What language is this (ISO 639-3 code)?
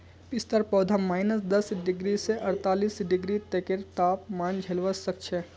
mag